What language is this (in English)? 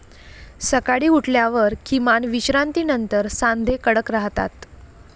Marathi